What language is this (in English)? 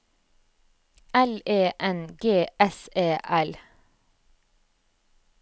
Norwegian